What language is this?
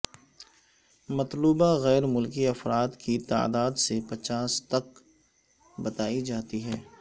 Urdu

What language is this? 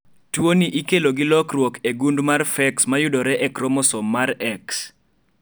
Luo (Kenya and Tanzania)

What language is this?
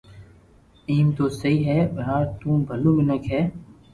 Loarki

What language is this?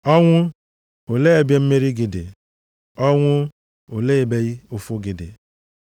Igbo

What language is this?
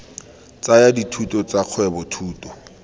Tswana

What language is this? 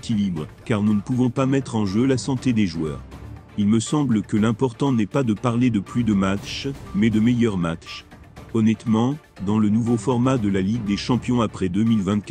French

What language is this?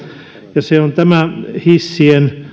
Finnish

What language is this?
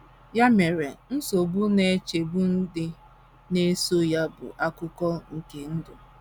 Igbo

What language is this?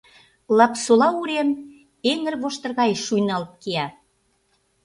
Mari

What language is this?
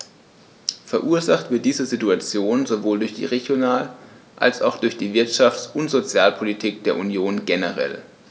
German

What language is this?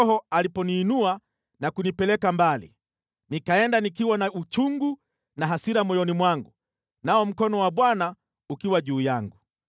Swahili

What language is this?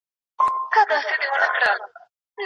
Pashto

